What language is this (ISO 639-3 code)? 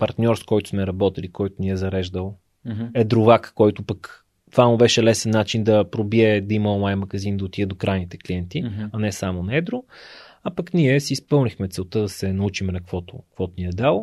bul